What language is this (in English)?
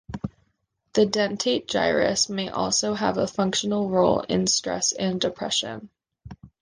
English